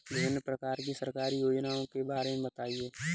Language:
Hindi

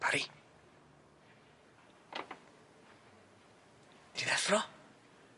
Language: Welsh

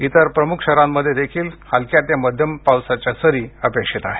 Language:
Marathi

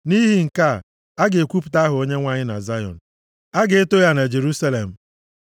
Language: Igbo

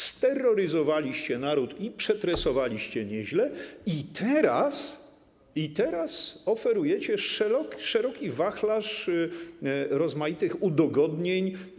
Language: Polish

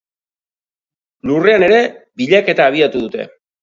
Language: Basque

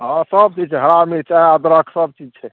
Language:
Maithili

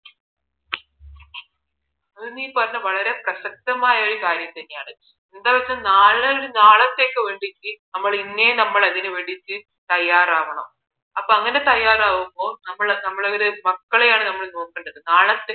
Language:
Malayalam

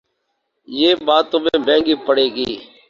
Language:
Urdu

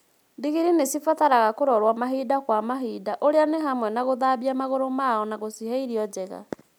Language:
Kikuyu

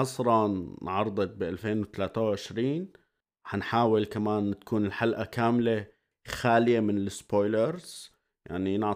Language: Arabic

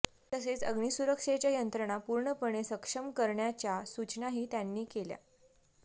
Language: Marathi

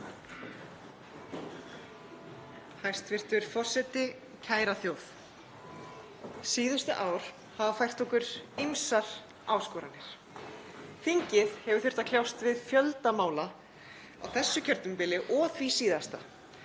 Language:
Icelandic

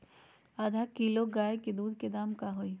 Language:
Magahi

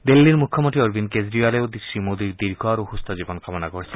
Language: Assamese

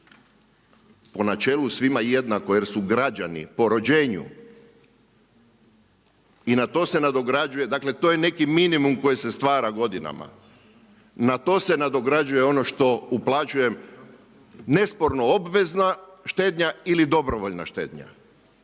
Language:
Croatian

